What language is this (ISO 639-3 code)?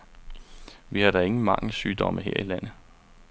dan